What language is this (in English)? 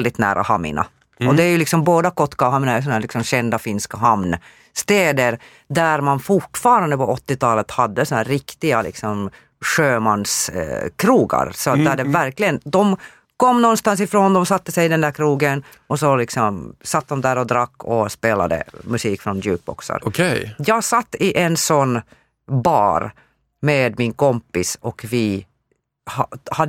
Swedish